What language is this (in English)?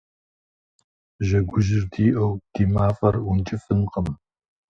Kabardian